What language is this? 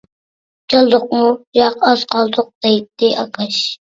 Uyghur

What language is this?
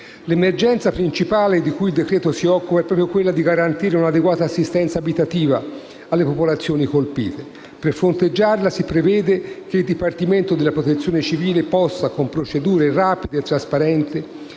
Italian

